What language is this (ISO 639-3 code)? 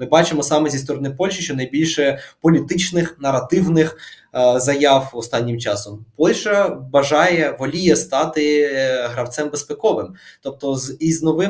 ukr